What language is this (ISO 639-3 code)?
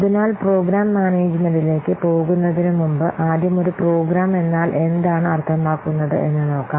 mal